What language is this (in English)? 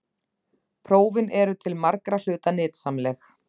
Icelandic